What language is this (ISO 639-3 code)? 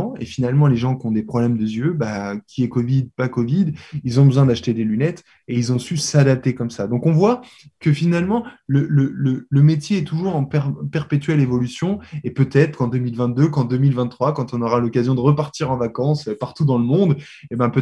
fra